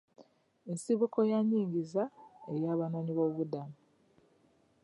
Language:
Ganda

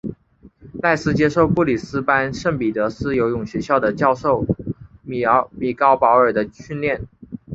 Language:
Chinese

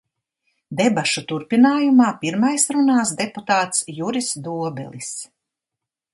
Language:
Latvian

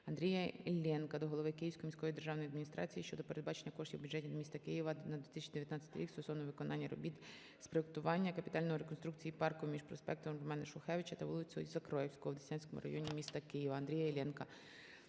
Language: Ukrainian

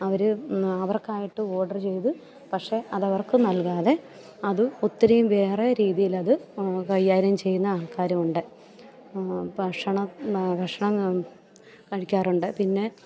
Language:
Malayalam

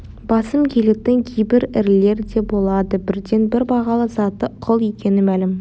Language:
Kazakh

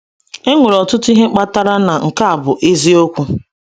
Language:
Igbo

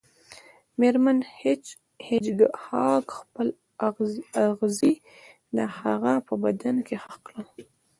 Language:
Pashto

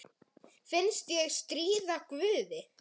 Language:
Icelandic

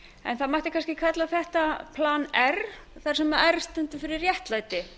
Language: Icelandic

